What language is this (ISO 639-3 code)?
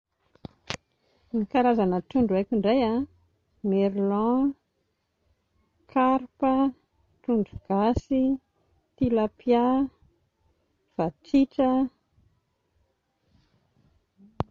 mlg